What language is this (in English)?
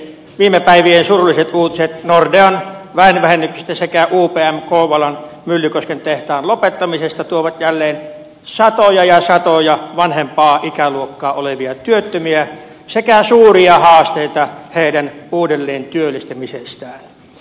Finnish